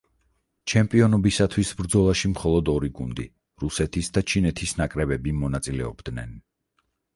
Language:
Georgian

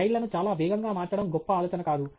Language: Telugu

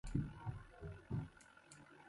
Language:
Kohistani Shina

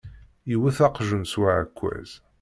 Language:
Kabyle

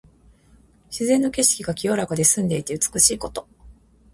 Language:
Japanese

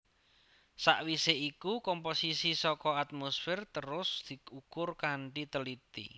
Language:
Javanese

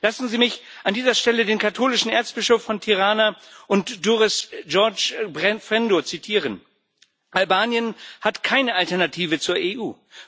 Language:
German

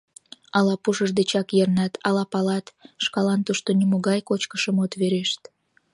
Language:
Mari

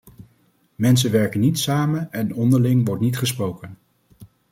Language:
Dutch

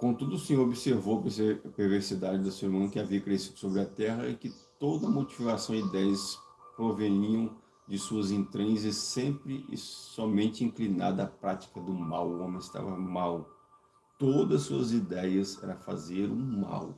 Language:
Portuguese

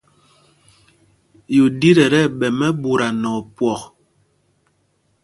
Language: Mpumpong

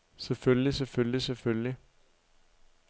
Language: Danish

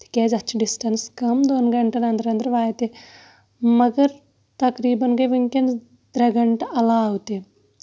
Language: Kashmiri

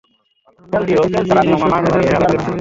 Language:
Bangla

